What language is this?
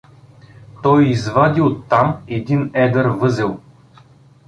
Bulgarian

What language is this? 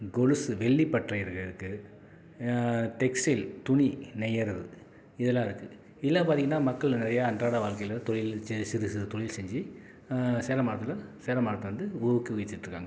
Tamil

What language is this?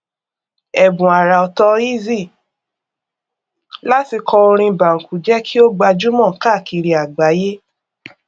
Yoruba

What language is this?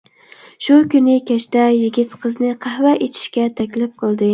Uyghur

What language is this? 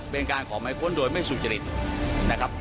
Thai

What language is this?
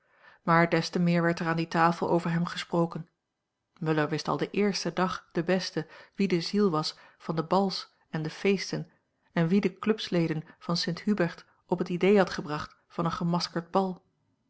Dutch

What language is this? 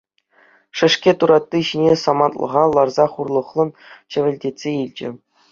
Chuvash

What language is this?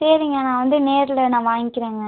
Tamil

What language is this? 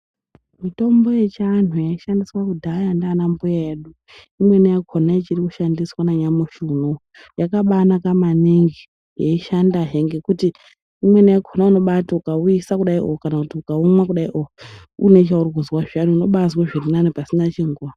Ndau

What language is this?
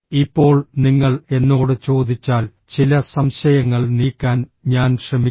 Malayalam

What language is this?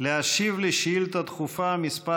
Hebrew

